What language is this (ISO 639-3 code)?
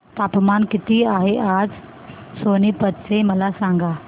mar